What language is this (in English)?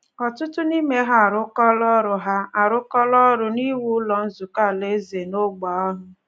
Igbo